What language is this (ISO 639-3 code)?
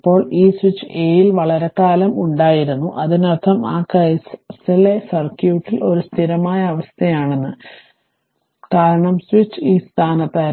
mal